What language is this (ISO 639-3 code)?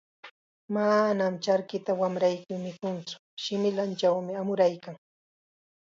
qxa